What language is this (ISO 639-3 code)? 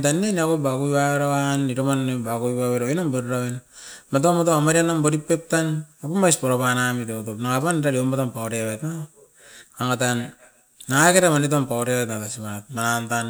eiv